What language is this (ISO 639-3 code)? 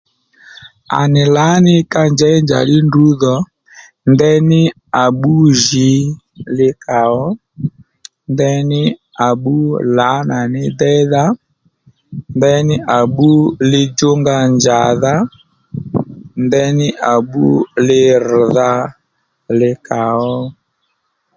led